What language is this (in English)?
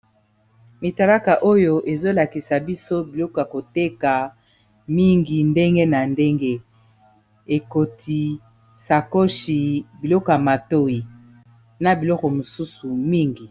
Lingala